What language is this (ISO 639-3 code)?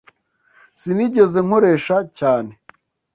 kin